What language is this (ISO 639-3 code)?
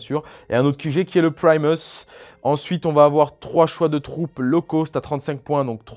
fra